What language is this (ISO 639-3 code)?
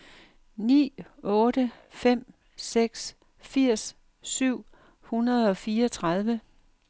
dan